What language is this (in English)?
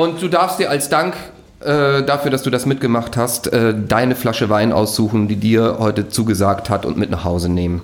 German